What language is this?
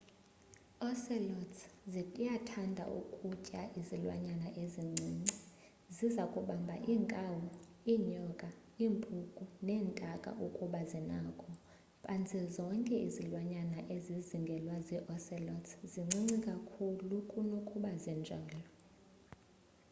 Xhosa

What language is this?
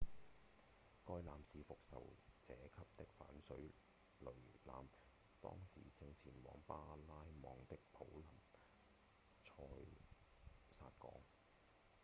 Cantonese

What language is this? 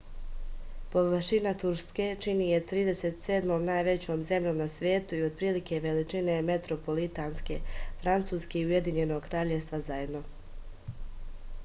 Serbian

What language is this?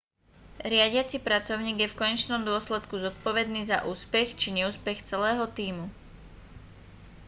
Slovak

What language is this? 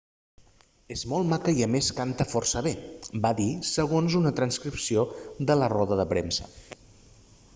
Catalan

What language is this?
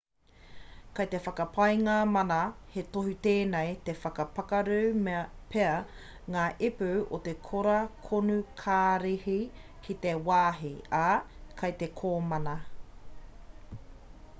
Māori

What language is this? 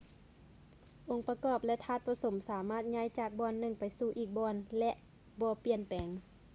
Lao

